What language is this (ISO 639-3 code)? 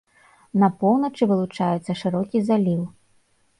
bel